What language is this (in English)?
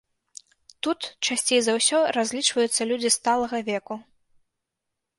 Belarusian